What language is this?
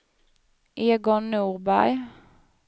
Swedish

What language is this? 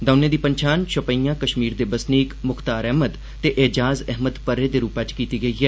Dogri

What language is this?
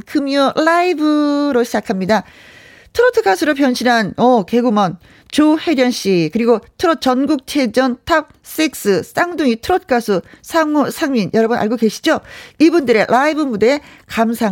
Korean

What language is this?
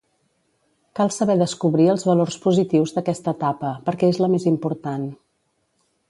Catalan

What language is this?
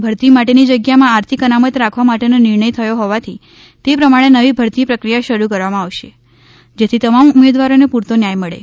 Gujarati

